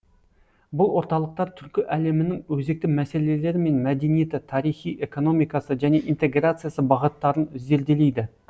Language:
Kazakh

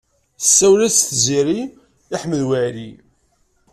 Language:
Kabyle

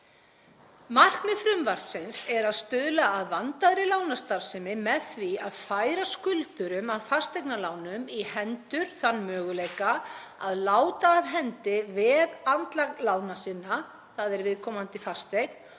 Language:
Icelandic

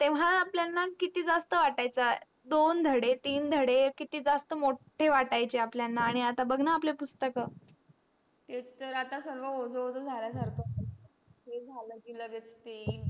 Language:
Marathi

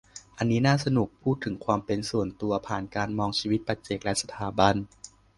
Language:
Thai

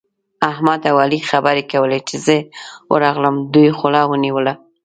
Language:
Pashto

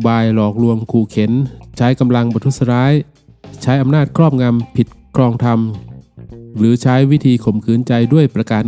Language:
Thai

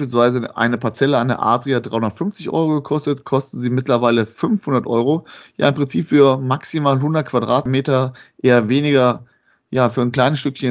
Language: German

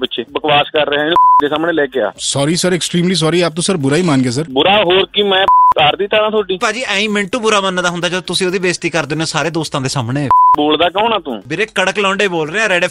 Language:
Punjabi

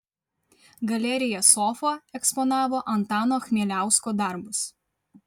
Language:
Lithuanian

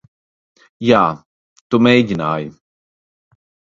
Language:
Latvian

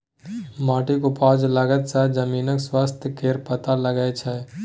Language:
Maithili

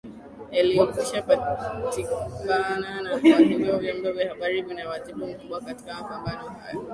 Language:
Swahili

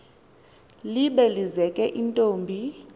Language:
Xhosa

